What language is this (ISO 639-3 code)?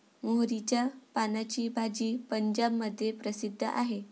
mar